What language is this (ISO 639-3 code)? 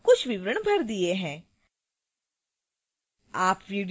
hin